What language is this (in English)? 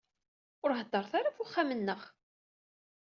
Kabyle